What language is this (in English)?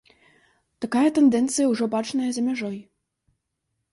Belarusian